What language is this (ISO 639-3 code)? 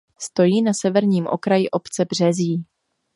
ces